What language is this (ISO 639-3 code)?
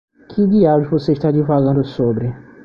por